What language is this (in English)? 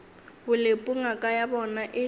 Northern Sotho